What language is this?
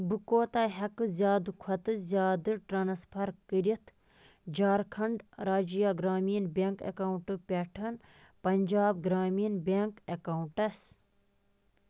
Kashmiri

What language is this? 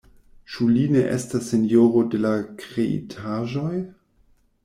Esperanto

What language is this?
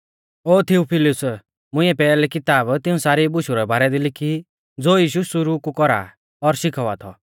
Mahasu Pahari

